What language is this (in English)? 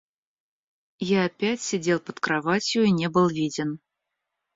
Russian